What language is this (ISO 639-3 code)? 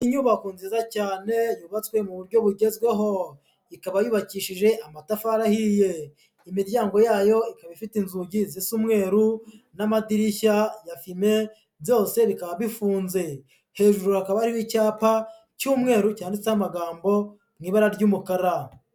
kin